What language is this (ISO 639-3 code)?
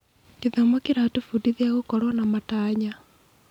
kik